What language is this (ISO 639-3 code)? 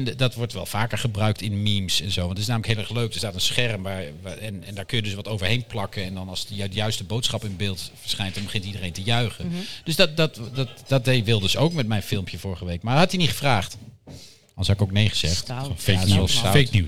nld